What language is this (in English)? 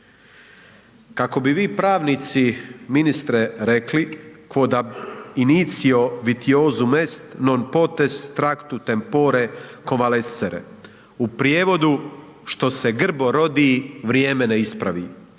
Croatian